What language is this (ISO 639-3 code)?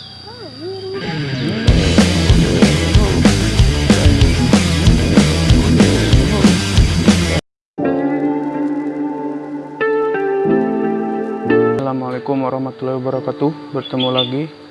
ind